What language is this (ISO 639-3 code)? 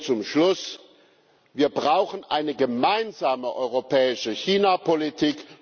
deu